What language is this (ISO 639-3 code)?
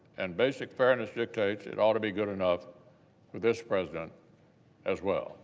eng